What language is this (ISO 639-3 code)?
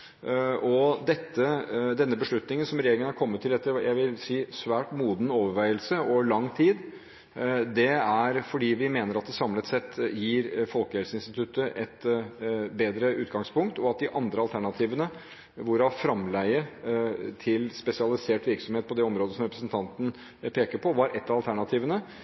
nob